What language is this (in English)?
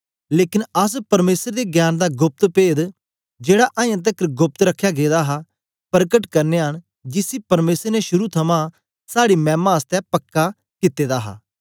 Dogri